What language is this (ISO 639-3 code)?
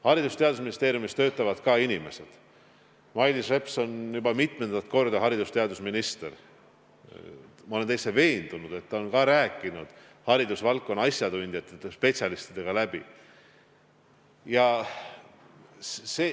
est